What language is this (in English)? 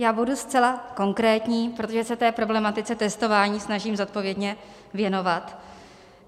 Czech